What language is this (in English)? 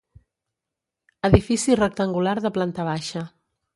Catalan